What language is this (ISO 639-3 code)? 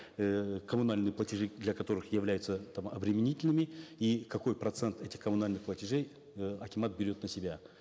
kaz